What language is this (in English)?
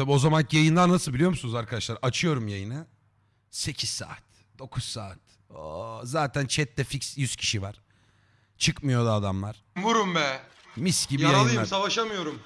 Turkish